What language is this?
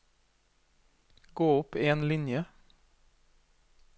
Norwegian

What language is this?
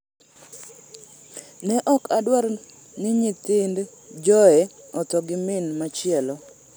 Luo (Kenya and Tanzania)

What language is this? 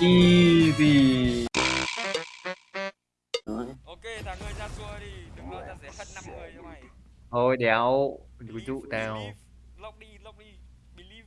Vietnamese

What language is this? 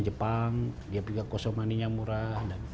Indonesian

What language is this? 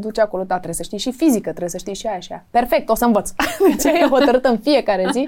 Romanian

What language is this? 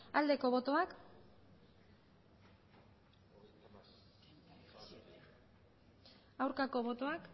Basque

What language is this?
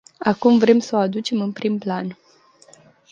Romanian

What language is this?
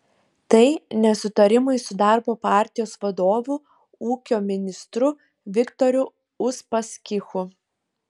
Lithuanian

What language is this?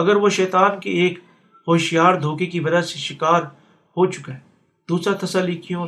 Urdu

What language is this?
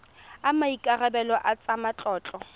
Tswana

